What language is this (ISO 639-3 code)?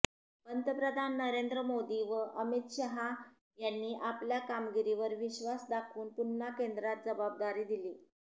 mar